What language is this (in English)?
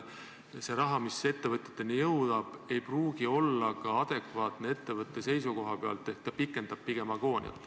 Estonian